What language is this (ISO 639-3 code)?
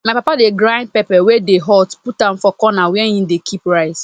pcm